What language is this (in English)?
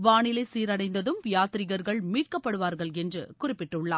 Tamil